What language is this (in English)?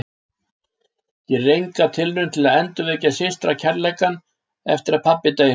Icelandic